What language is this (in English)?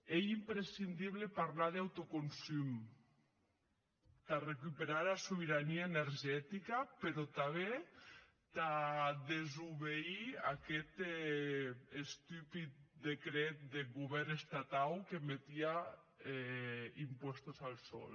Catalan